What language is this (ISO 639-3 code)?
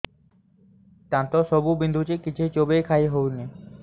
ori